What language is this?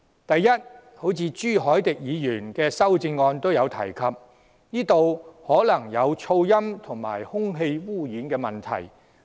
Cantonese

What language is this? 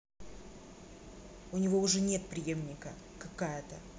Russian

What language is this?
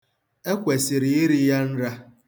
Igbo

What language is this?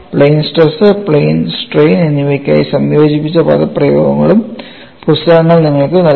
Malayalam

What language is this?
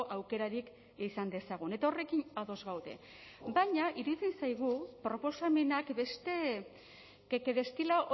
Basque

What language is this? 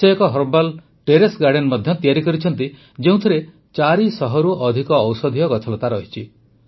Odia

